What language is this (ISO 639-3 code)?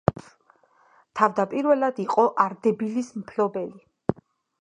kat